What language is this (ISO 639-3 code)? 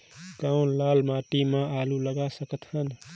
hne